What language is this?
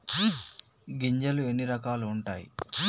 Telugu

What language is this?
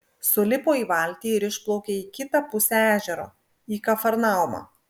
Lithuanian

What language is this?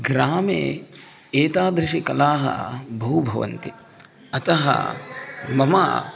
Sanskrit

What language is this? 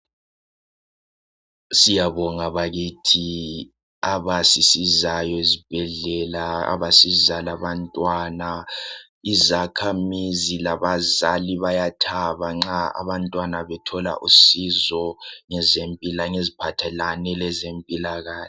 North Ndebele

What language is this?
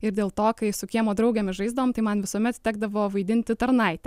Lithuanian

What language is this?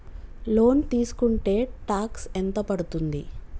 Telugu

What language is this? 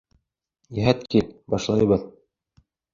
Bashkir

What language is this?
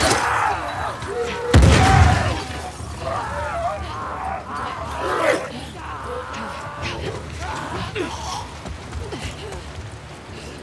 Turkish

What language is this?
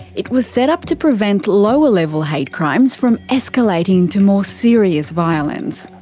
English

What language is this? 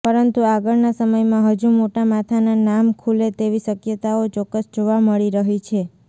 Gujarati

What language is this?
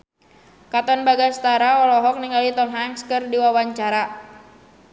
Sundanese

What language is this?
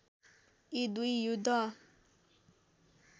Nepali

